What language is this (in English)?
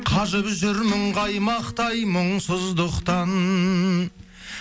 Kazakh